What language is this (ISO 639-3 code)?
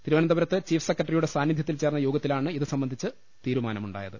mal